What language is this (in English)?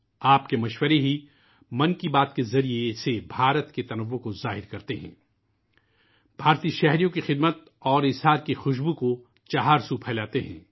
Urdu